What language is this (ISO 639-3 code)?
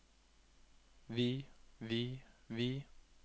nor